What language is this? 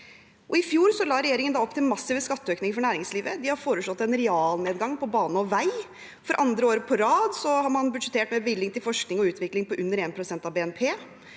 Norwegian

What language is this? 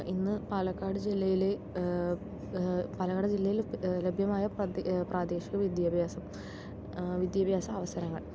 Malayalam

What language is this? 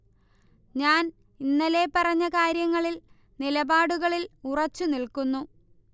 Malayalam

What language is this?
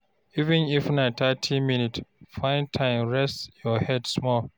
Nigerian Pidgin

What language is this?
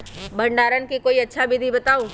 Magahi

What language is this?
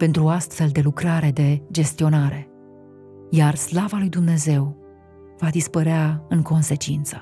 Romanian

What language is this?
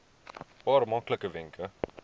Afrikaans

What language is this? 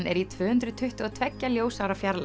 Icelandic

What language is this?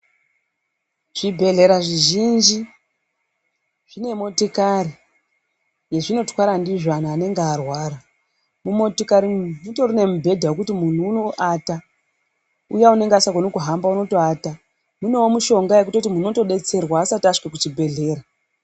Ndau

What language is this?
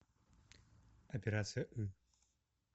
Russian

